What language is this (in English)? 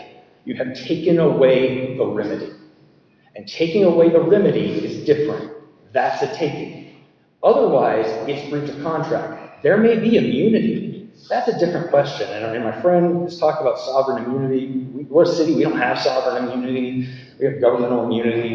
English